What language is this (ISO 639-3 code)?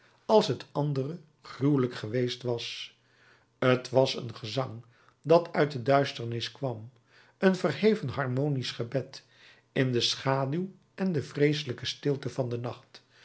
nld